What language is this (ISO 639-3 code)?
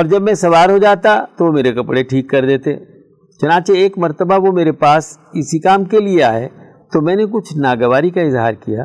urd